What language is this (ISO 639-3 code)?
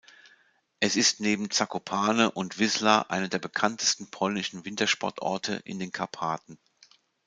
deu